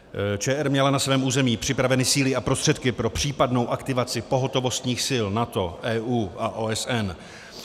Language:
Czech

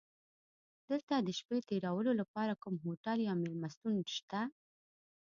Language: Pashto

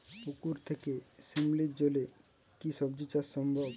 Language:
Bangla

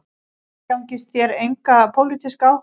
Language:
Icelandic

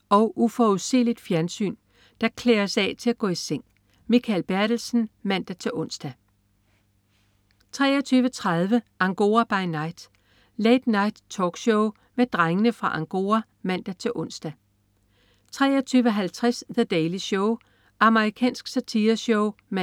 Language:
Danish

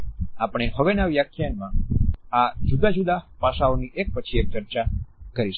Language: Gujarati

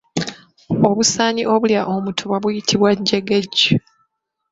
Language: Ganda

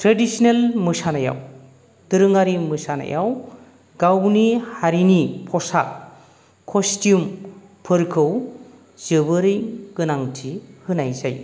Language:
Bodo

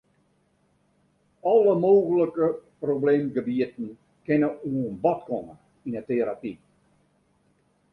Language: Western Frisian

